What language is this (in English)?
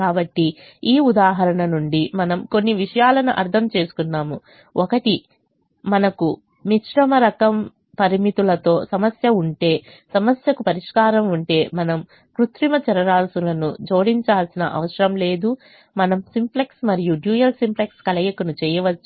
Telugu